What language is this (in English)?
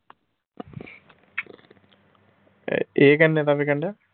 Punjabi